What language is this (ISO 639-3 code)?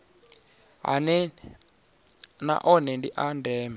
ven